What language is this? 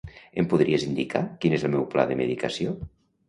Catalan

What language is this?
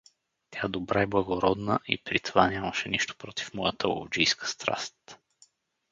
Bulgarian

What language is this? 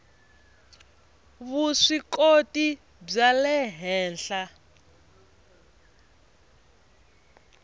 Tsonga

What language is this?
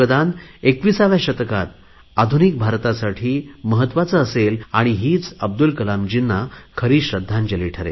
Marathi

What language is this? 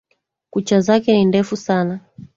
Swahili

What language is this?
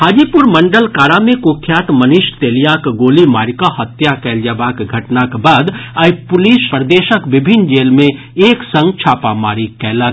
Maithili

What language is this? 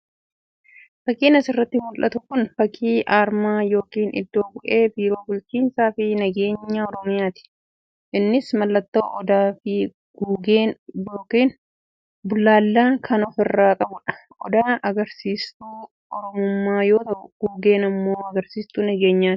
Oromo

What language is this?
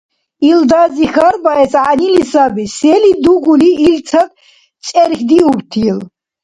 Dargwa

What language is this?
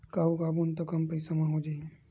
Chhattisgarhi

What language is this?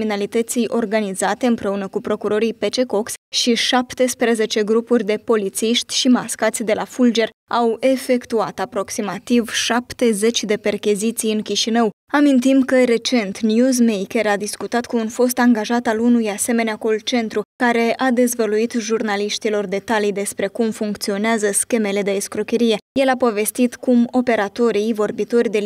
Romanian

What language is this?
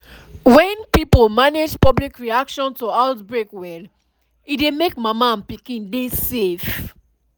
Nigerian Pidgin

